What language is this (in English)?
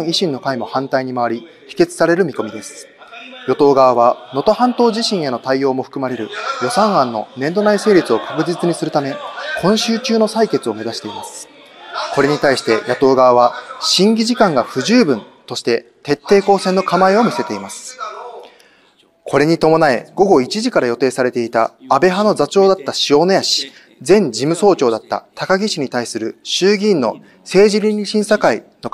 Japanese